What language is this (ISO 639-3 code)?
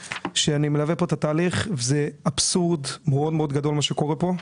heb